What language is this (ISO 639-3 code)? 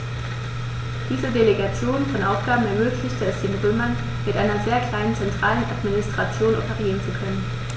deu